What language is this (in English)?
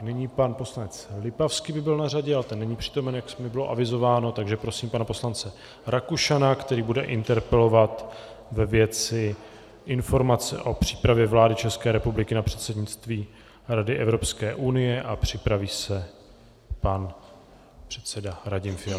Czech